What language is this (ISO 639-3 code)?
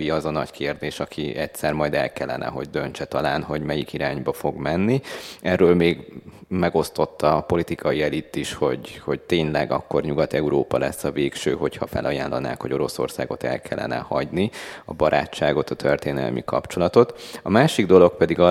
hun